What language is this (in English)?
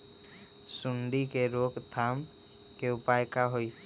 Magahi